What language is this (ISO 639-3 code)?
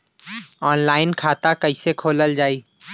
bho